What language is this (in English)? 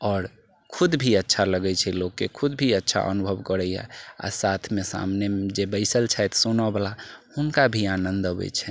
Maithili